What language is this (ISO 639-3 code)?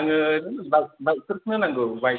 brx